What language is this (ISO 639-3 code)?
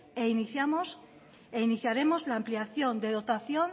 spa